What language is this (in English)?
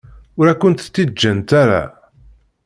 Kabyle